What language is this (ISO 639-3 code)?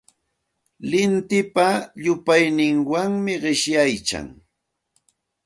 qxt